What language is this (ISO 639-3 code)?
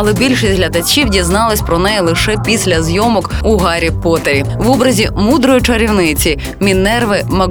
ukr